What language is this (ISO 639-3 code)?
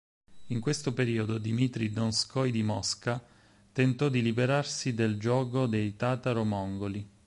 ita